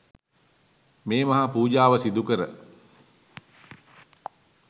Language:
Sinhala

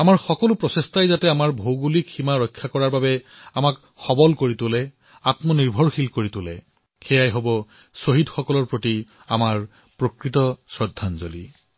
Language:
Assamese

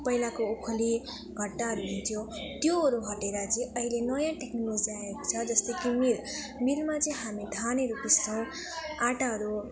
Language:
Nepali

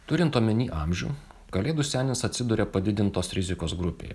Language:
Lithuanian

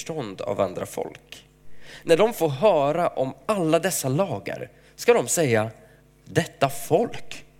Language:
Swedish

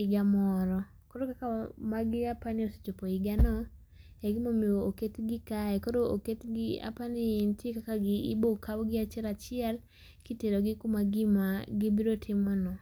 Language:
Luo (Kenya and Tanzania)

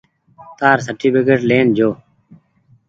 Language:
Goaria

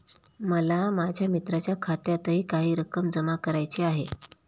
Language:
Marathi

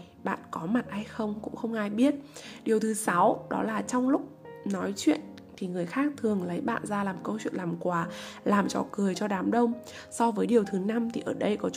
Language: Vietnamese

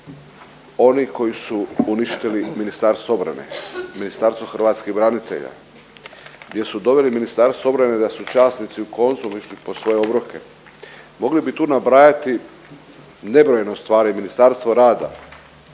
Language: Croatian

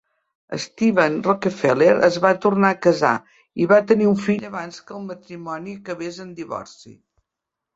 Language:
Catalan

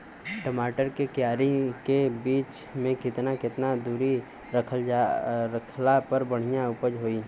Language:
Bhojpuri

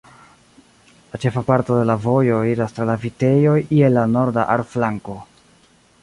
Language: Esperanto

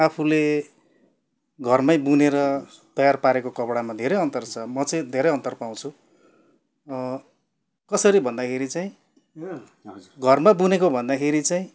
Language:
Nepali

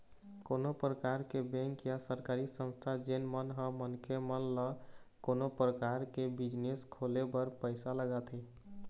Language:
Chhattisgarhi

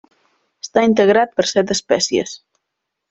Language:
Catalan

